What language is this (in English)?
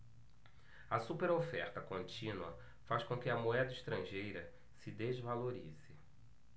Portuguese